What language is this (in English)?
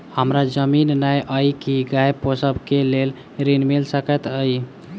Maithili